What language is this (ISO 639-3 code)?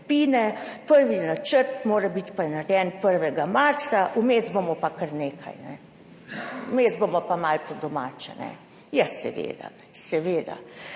slv